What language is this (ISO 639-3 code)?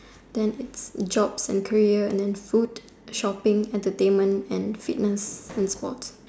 eng